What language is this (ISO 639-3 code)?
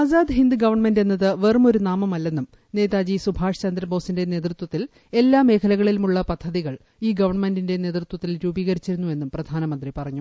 mal